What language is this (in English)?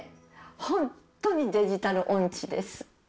Japanese